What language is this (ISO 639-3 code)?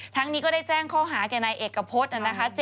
tha